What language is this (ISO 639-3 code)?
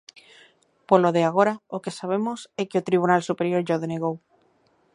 glg